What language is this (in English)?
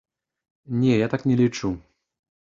Belarusian